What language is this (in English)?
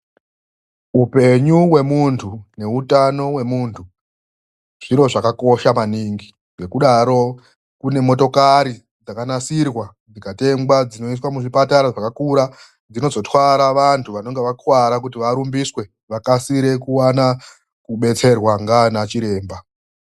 Ndau